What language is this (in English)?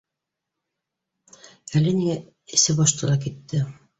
Bashkir